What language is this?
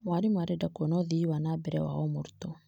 Kikuyu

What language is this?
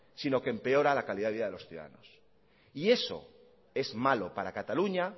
Spanish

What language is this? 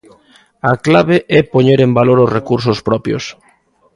Galician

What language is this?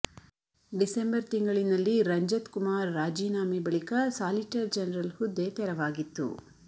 Kannada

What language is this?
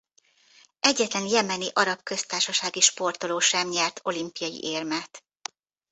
Hungarian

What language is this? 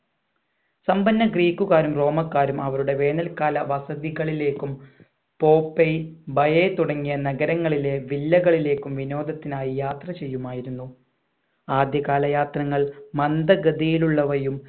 Malayalam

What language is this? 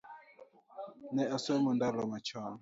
Luo (Kenya and Tanzania)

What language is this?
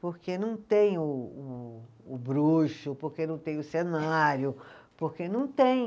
Portuguese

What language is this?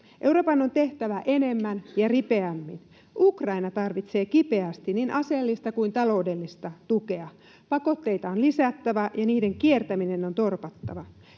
Finnish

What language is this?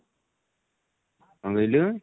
Odia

